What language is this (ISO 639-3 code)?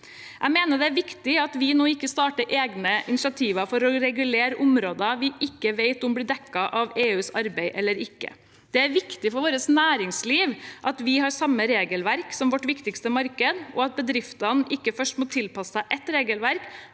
nor